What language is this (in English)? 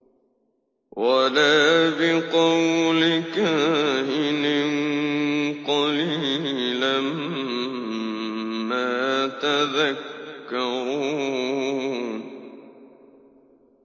Arabic